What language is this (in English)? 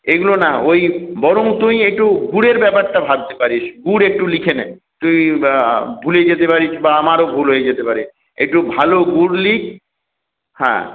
Bangla